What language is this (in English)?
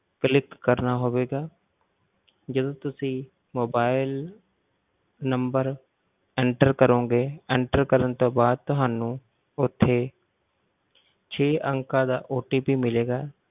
Punjabi